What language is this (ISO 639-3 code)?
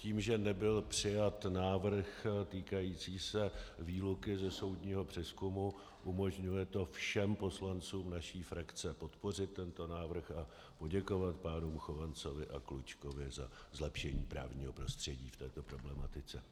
ces